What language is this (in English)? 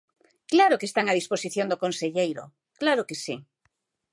Galician